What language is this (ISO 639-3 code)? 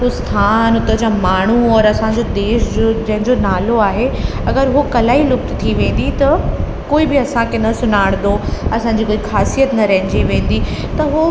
snd